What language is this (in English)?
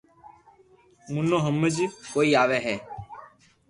Loarki